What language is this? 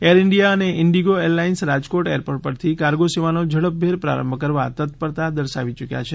Gujarati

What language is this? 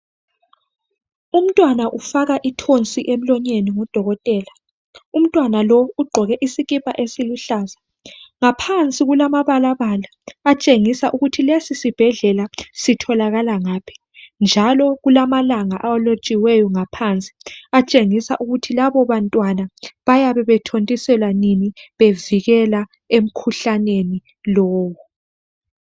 North Ndebele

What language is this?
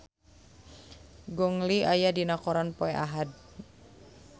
Sundanese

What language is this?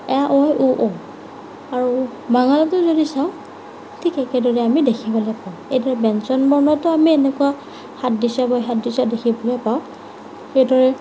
Assamese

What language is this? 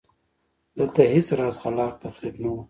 Pashto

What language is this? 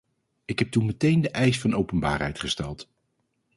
Dutch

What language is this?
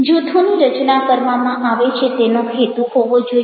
Gujarati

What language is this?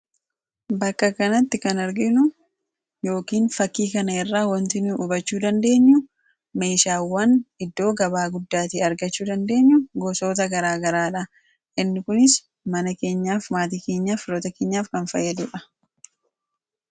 Oromo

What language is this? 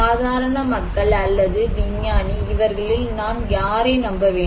Tamil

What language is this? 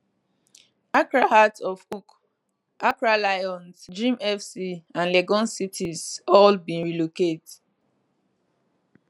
Nigerian Pidgin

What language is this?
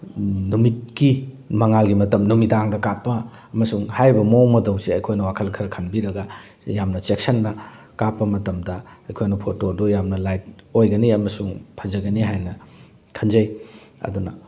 Manipuri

